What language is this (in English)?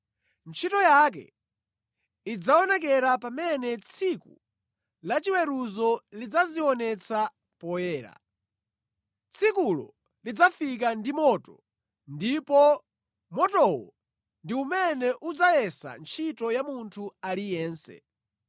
Nyanja